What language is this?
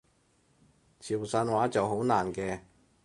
Cantonese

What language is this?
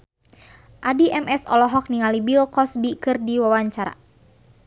Sundanese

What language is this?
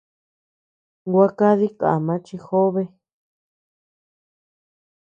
Tepeuxila Cuicatec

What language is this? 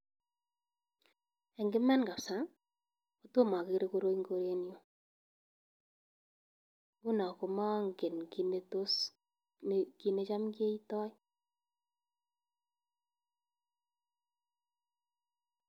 Kalenjin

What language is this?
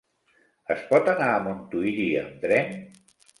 Catalan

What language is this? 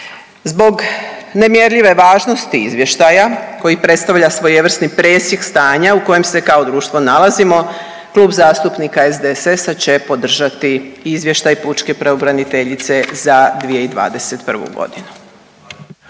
Croatian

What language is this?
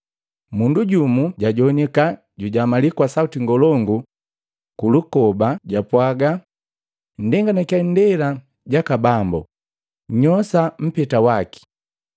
Matengo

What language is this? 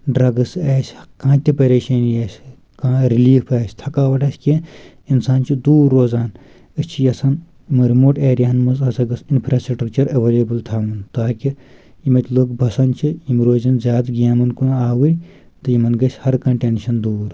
Kashmiri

